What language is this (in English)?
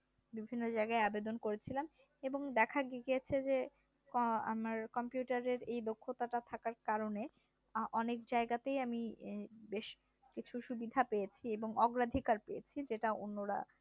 Bangla